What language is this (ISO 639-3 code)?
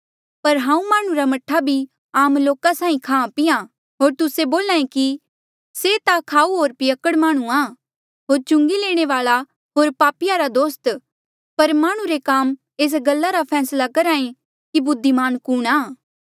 mjl